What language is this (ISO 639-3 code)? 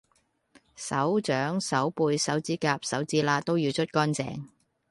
yue